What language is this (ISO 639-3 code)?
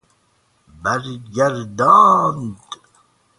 fas